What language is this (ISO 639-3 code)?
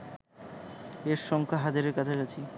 ben